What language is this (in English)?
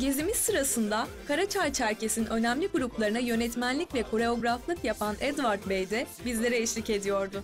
Turkish